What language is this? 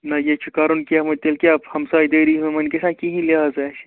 Kashmiri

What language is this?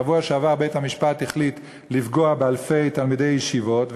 Hebrew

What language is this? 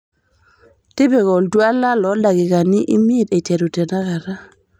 Masai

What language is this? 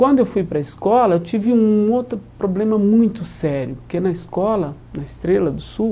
Portuguese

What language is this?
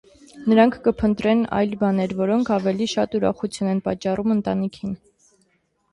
Armenian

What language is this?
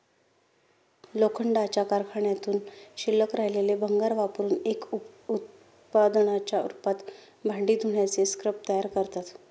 Marathi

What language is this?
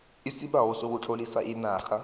South Ndebele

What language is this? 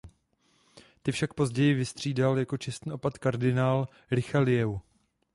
Czech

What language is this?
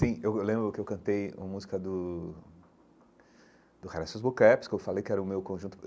Portuguese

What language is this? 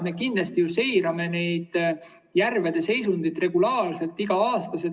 Estonian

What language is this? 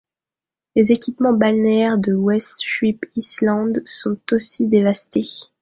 French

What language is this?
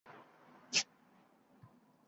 Uzbek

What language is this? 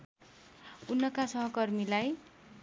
Nepali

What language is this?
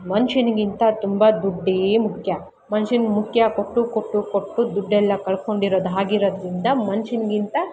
Kannada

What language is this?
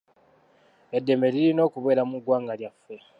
Ganda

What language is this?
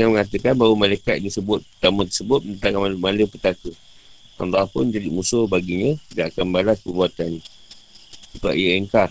Malay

